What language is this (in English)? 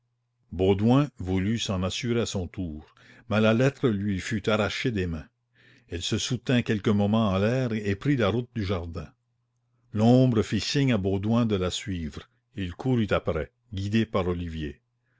French